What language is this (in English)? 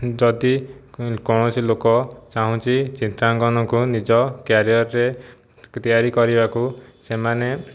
Odia